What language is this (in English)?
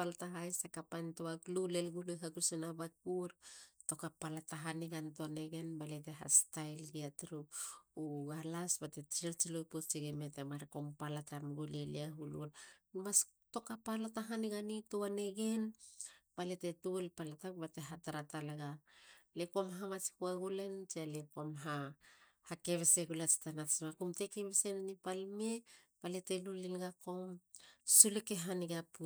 Halia